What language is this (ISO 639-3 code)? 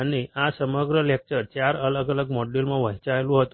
guj